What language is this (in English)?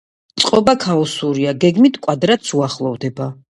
Georgian